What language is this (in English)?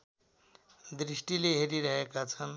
Nepali